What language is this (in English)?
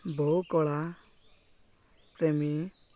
Odia